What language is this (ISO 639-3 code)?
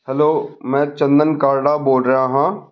pan